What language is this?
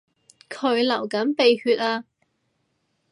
Cantonese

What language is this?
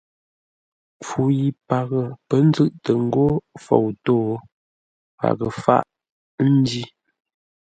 Ngombale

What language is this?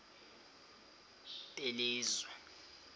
Xhosa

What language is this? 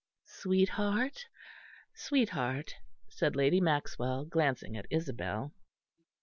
English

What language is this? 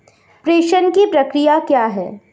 Hindi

